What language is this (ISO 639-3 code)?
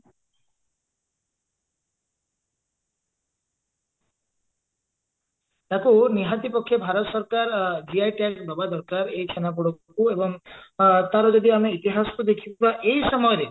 ori